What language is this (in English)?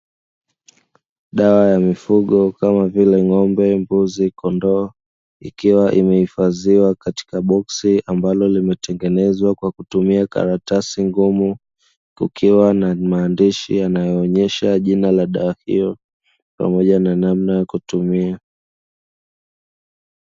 Swahili